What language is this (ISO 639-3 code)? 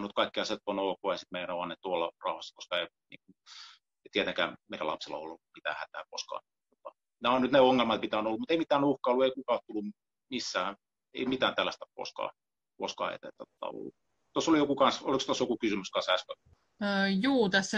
fin